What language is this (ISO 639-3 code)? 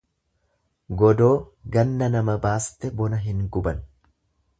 orm